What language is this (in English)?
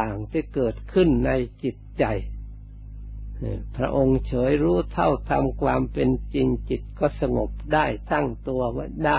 Thai